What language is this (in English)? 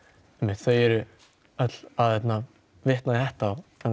Icelandic